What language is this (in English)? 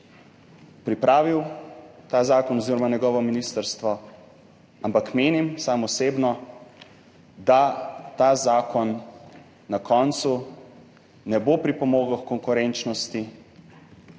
Slovenian